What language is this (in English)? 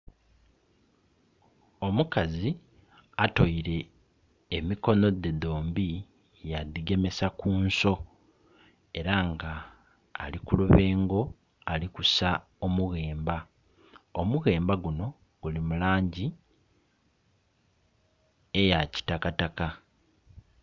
Soga